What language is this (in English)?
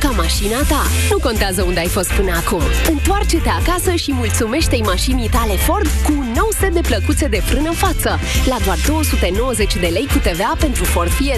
Romanian